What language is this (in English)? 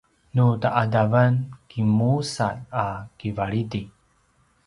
Paiwan